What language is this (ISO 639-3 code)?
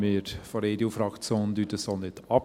gsw